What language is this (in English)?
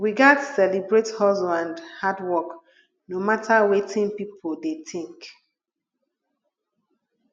Nigerian Pidgin